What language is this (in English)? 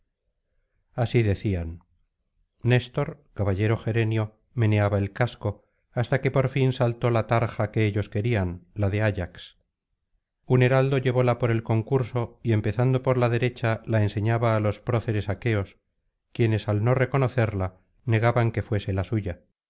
Spanish